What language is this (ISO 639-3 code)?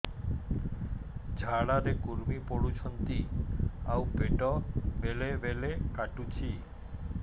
ori